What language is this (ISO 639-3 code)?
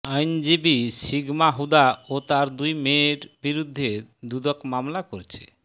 ben